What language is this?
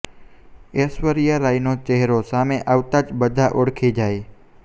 Gujarati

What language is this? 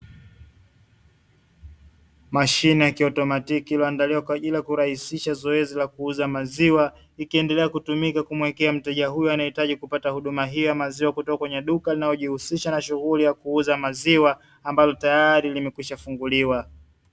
Swahili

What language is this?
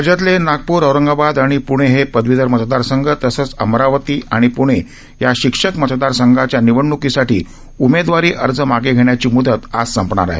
Marathi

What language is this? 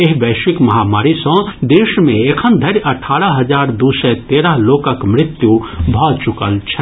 Maithili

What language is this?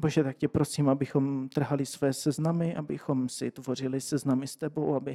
Czech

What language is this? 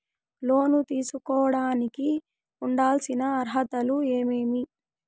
Telugu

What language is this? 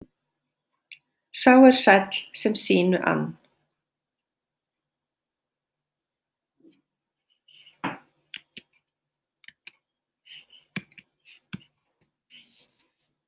Icelandic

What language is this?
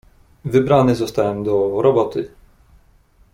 Polish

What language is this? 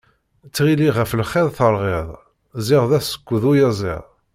Kabyle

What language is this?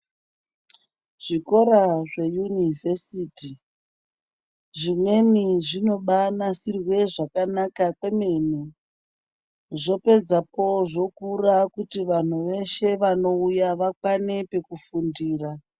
Ndau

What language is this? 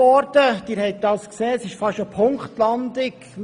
Swiss German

